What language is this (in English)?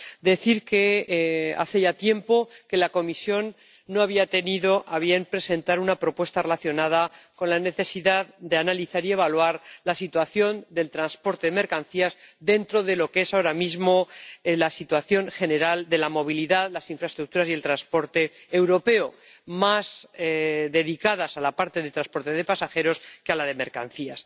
Spanish